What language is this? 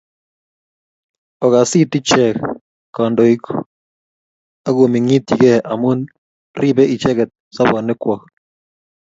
Kalenjin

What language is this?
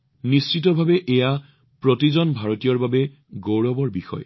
Assamese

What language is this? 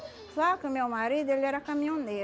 Portuguese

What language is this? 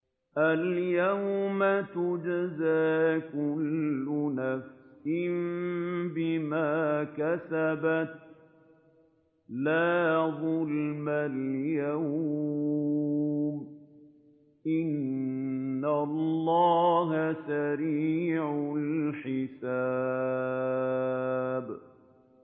Arabic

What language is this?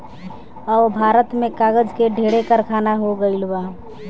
Bhojpuri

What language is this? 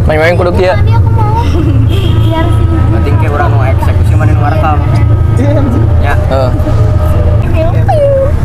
Indonesian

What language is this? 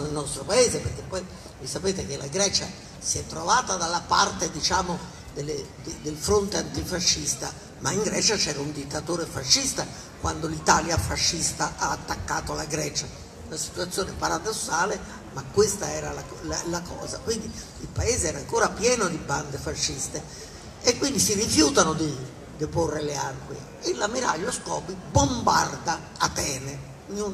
Italian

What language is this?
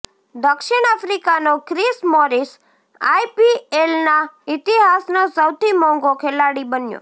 Gujarati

